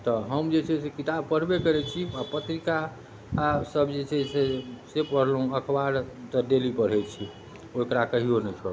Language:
Maithili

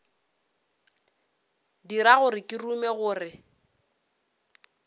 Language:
Northern Sotho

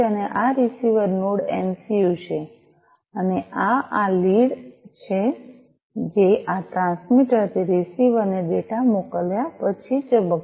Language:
Gujarati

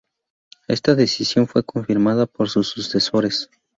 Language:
Spanish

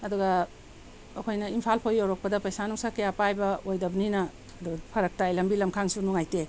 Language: Manipuri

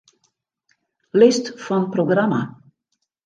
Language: Western Frisian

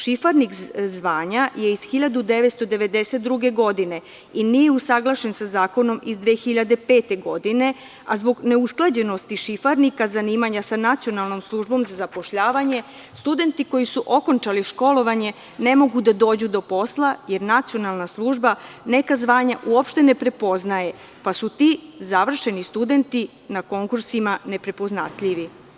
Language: Serbian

